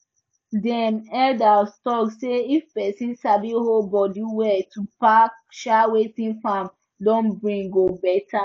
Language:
Nigerian Pidgin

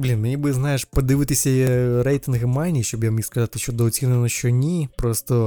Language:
Ukrainian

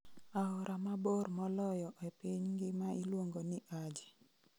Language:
Luo (Kenya and Tanzania)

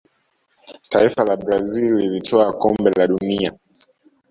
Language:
Swahili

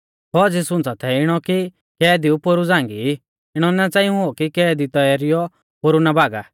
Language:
Mahasu Pahari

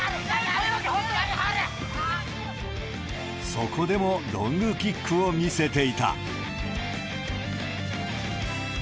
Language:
Japanese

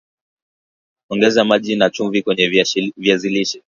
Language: Swahili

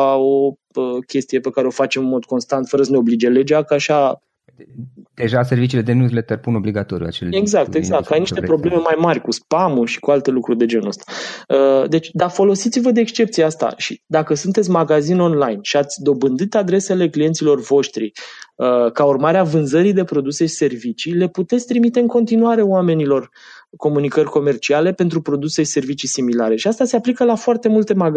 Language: Romanian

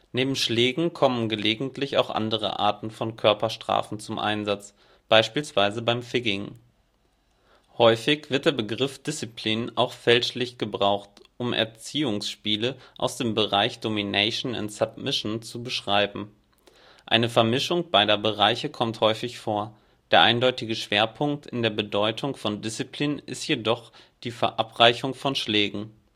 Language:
German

